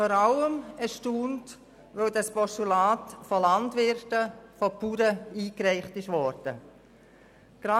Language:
Swiss German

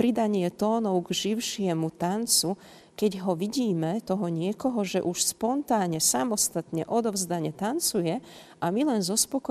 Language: Slovak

